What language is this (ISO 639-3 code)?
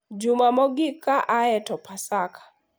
luo